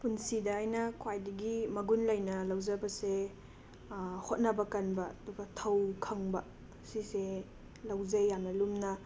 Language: Manipuri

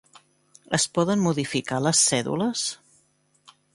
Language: Catalan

